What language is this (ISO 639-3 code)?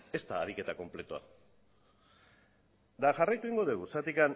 eus